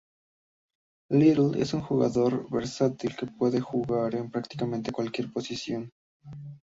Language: Spanish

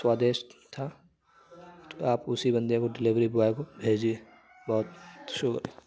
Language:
Urdu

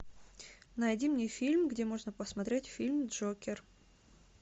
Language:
Russian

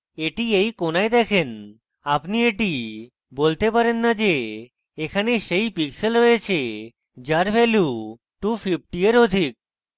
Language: Bangla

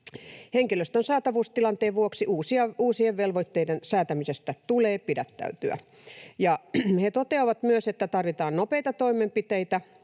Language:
Finnish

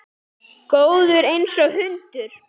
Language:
Icelandic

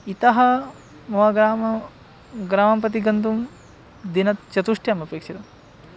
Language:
Sanskrit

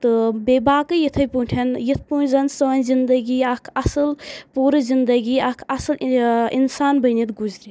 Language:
Kashmiri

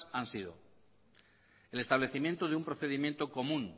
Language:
Spanish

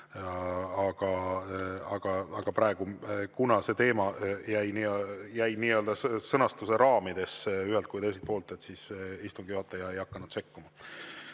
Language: Estonian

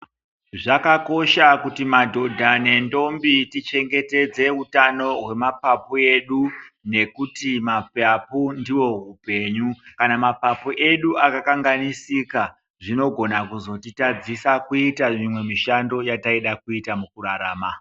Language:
Ndau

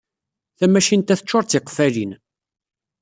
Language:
Kabyle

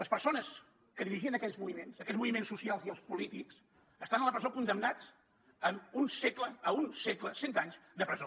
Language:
Catalan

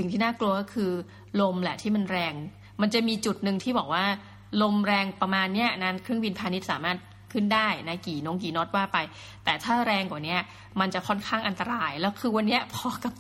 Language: Thai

